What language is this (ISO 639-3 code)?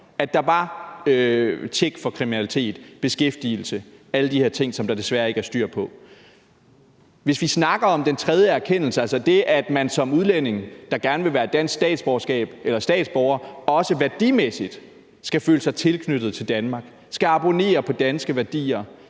dan